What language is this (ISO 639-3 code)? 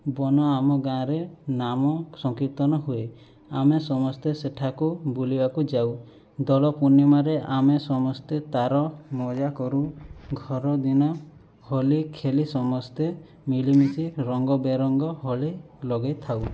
ori